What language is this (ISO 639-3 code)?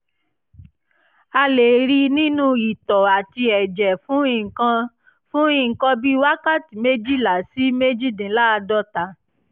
yor